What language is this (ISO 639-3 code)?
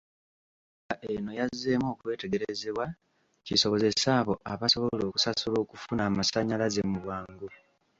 lug